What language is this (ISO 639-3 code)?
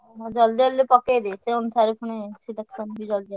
ori